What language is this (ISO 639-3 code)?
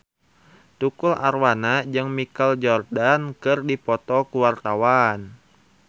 sun